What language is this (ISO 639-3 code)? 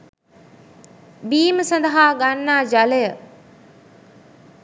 sin